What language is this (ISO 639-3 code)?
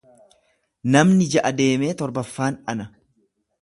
orm